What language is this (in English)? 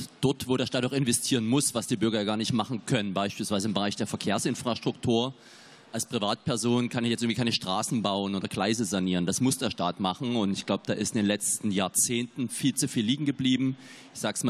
German